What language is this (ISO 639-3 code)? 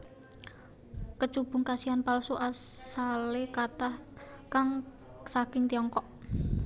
jav